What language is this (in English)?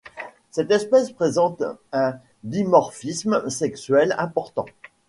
French